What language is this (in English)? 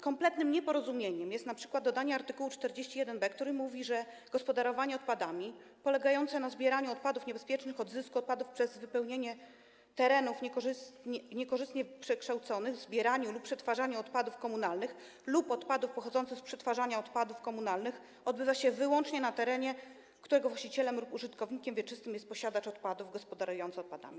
Polish